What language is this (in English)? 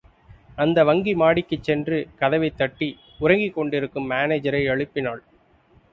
Tamil